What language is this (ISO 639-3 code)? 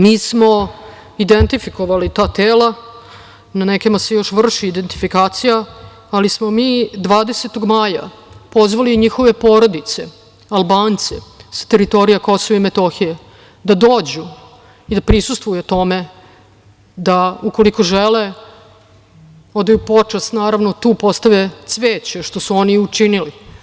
srp